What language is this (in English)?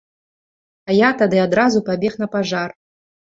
Belarusian